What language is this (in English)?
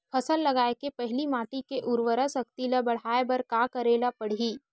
Chhattisgarhi